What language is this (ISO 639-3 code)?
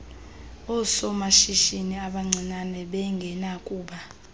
xho